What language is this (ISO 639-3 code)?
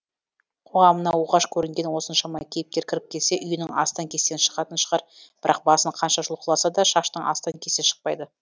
kaz